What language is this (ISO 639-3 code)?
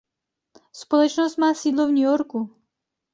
ces